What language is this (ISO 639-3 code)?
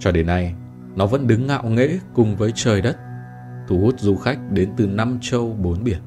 vie